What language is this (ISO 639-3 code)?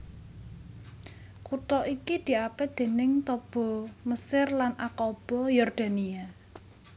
jav